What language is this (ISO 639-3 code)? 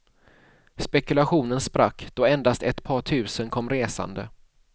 swe